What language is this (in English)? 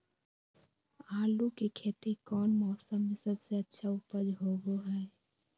Magahi